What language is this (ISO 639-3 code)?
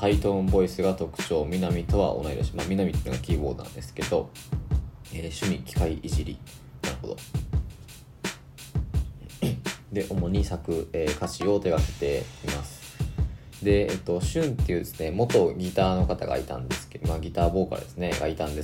jpn